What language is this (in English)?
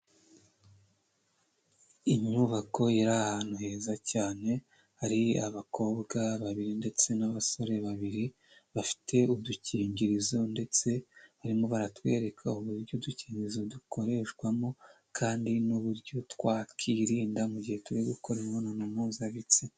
Kinyarwanda